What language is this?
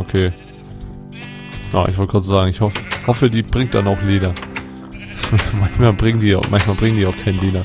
German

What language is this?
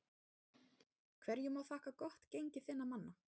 Icelandic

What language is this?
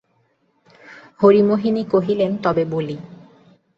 Bangla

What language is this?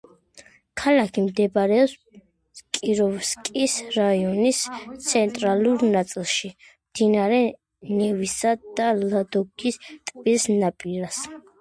Georgian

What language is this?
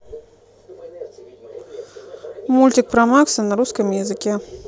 Russian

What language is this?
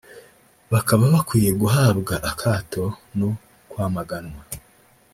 Kinyarwanda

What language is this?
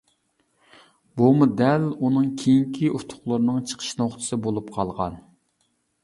Uyghur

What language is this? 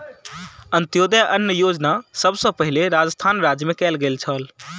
Maithili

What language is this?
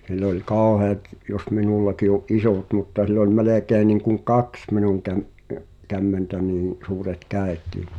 Finnish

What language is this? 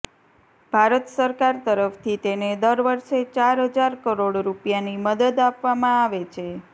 Gujarati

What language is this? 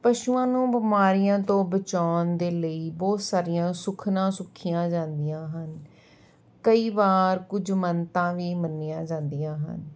Punjabi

